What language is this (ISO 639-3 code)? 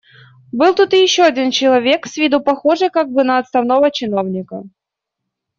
rus